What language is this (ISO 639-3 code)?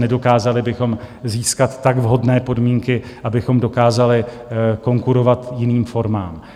ces